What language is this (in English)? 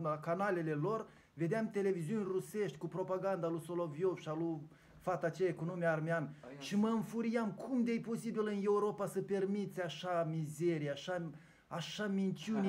Romanian